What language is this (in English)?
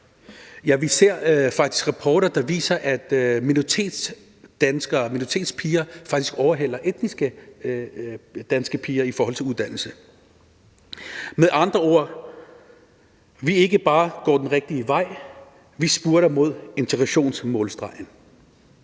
Danish